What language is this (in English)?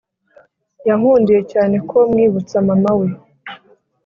Kinyarwanda